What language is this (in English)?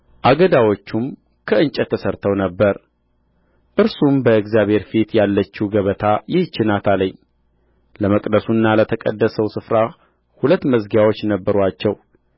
Amharic